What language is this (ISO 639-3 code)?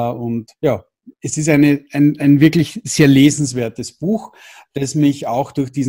deu